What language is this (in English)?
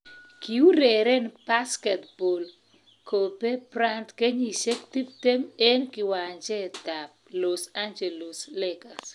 Kalenjin